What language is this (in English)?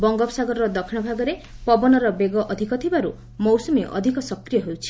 Odia